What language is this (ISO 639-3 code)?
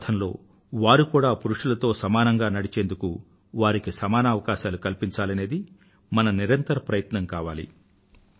tel